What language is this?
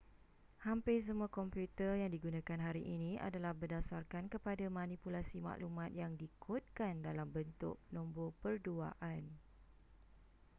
Malay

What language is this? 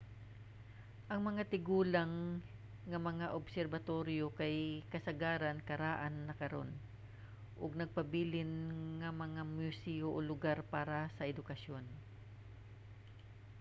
Cebuano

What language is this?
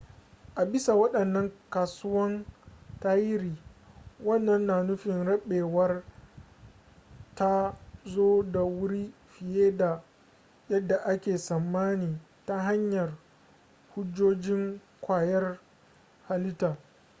Hausa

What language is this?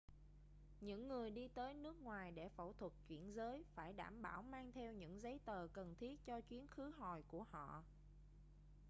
Vietnamese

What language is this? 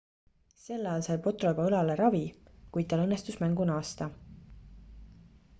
Estonian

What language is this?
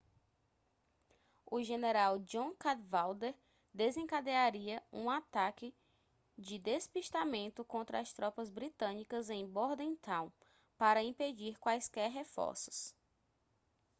Portuguese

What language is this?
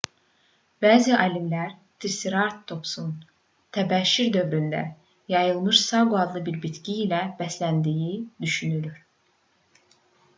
Azerbaijani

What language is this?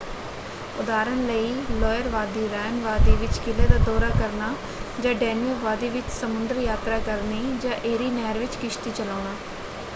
Punjabi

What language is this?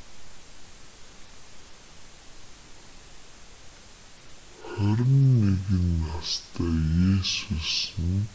Mongolian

